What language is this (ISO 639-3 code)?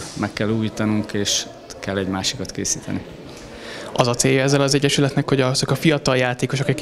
hun